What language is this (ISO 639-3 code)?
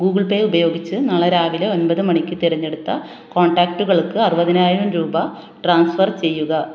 mal